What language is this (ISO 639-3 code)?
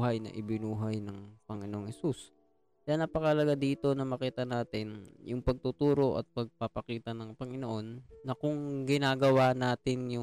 fil